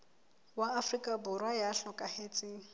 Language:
Southern Sotho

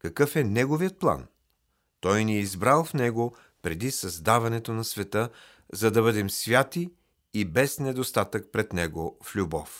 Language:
Bulgarian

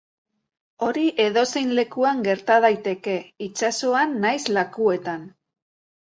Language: Basque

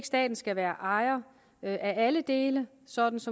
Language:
Danish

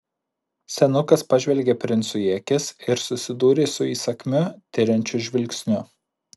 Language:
Lithuanian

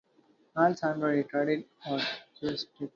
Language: English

